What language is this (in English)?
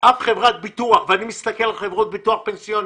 Hebrew